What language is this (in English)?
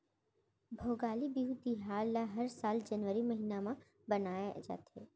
Chhattisgarhi